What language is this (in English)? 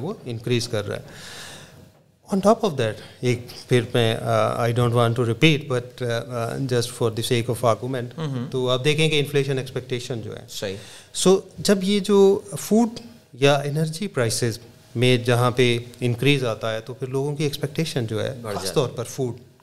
Urdu